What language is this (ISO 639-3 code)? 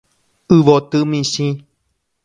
grn